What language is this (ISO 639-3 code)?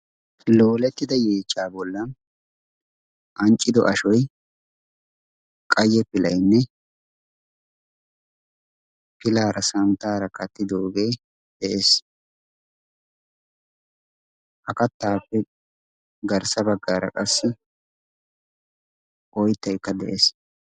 wal